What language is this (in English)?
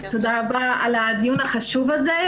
Hebrew